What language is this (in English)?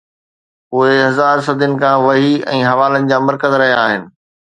Sindhi